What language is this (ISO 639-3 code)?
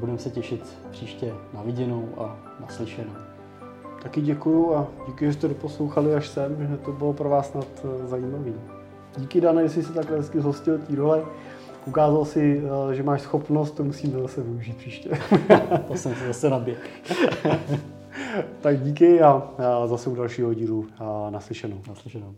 ces